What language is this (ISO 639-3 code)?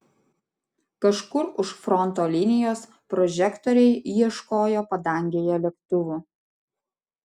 lit